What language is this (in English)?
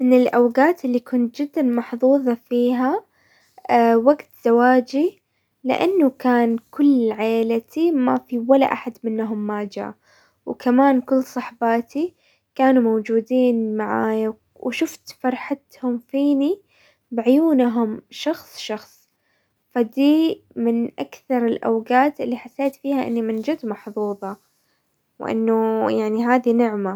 Hijazi Arabic